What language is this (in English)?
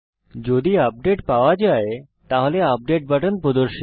Bangla